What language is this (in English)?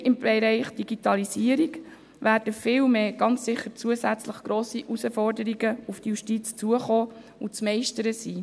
Swiss German